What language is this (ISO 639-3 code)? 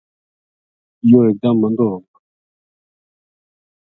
gju